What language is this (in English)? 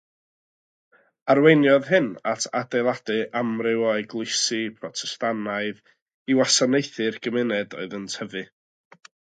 Welsh